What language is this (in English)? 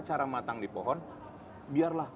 Indonesian